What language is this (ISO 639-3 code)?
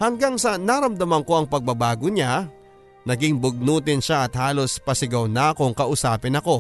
fil